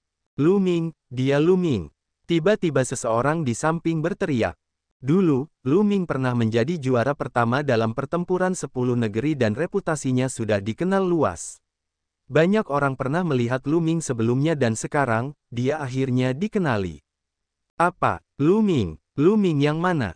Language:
Indonesian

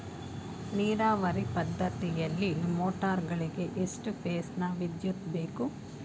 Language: Kannada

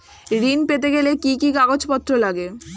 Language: Bangla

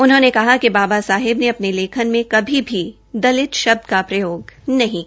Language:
Hindi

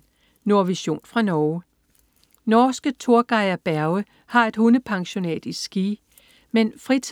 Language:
Danish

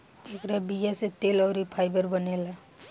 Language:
Bhojpuri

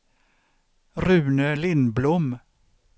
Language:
Swedish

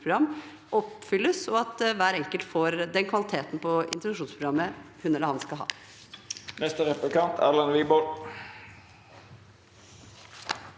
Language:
Norwegian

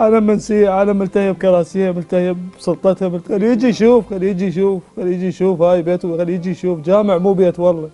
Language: Arabic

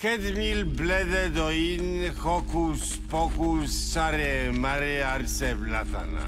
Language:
Polish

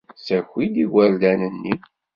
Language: Kabyle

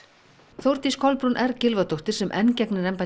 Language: Icelandic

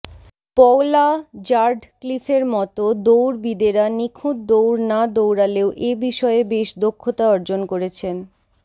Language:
Bangla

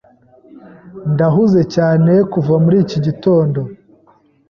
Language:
Kinyarwanda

